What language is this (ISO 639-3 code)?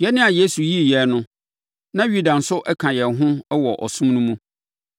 aka